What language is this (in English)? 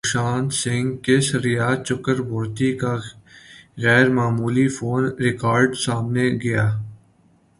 Urdu